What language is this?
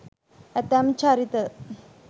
Sinhala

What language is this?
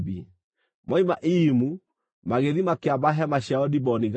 Kikuyu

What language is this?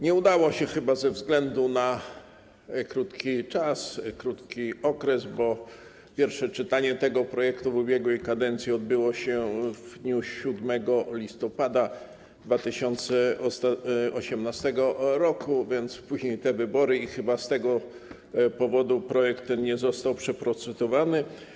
Polish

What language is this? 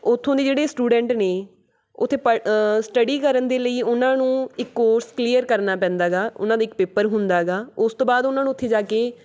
Punjabi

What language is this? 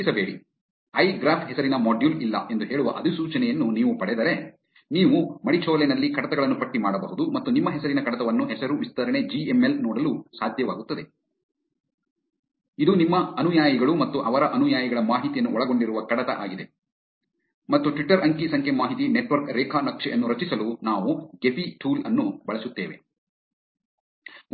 Kannada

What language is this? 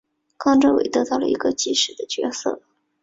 Chinese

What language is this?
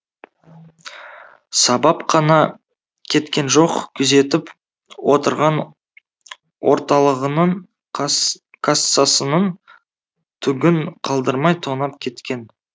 Kazakh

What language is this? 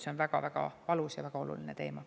Estonian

